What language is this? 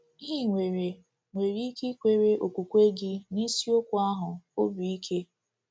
Igbo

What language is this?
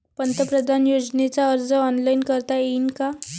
Marathi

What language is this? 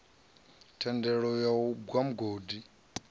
Venda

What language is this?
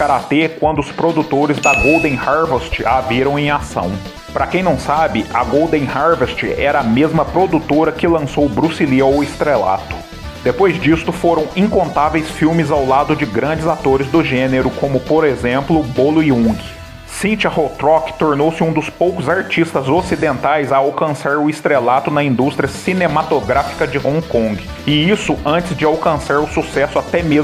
Portuguese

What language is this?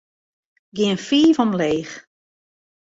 Western Frisian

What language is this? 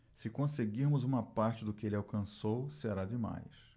Portuguese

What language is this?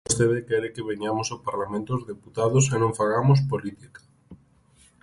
Galician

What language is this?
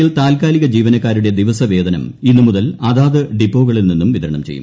Malayalam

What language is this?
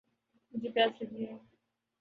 Urdu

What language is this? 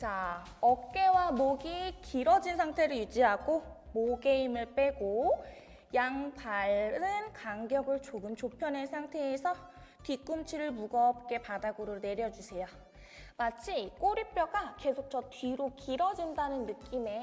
Korean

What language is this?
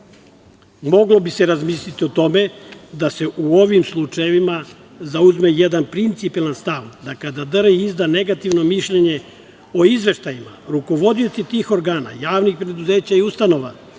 Serbian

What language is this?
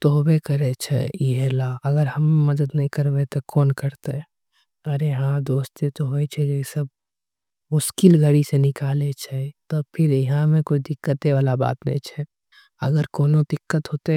Angika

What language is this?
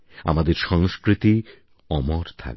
Bangla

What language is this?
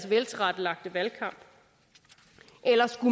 Danish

